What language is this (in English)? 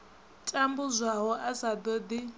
Venda